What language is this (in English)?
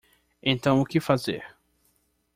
Portuguese